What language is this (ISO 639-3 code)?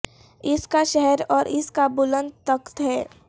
urd